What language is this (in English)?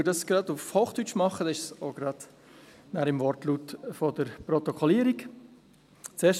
Swiss German